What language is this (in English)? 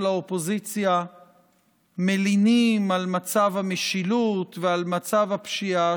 Hebrew